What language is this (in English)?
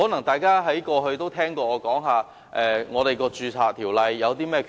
Cantonese